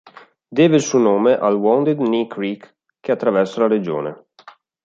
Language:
Italian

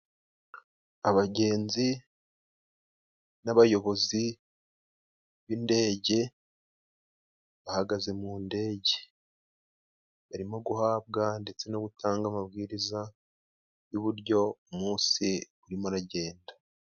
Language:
Kinyarwanda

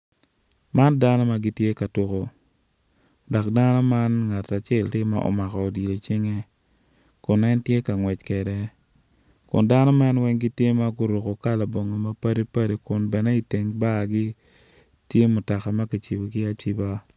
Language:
Acoli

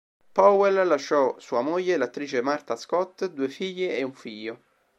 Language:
Italian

